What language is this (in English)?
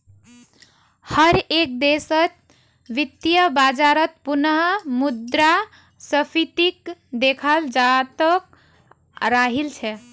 Magahi